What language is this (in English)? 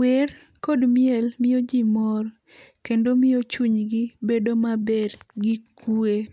Luo (Kenya and Tanzania)